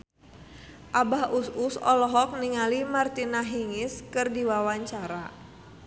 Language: Sundanese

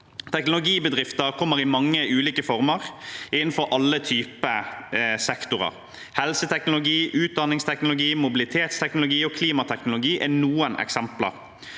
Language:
Norwegian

